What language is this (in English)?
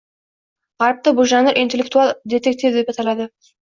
Uzbek